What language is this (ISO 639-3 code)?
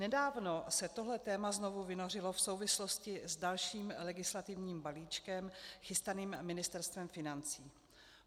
ces